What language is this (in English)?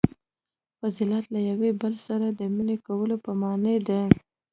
Pashto